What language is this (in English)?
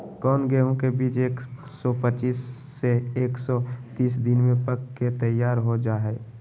Magahi